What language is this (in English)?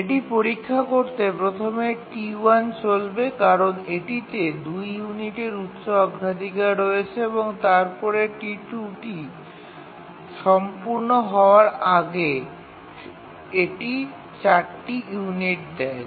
Bangla